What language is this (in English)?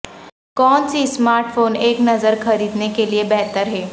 Urdu